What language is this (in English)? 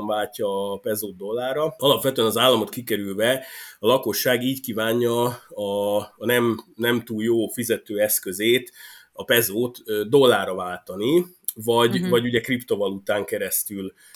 Hungarian